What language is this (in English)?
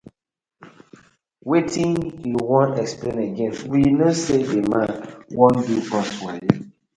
Nigerian Pidgin